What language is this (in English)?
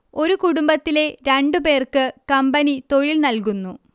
Malayalam